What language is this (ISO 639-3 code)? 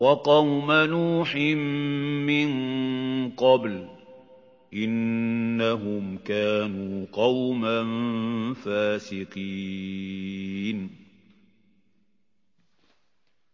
ara